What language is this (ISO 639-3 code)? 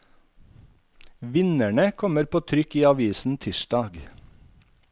nor